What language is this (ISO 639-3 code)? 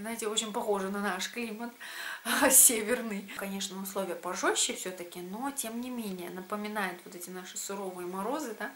rus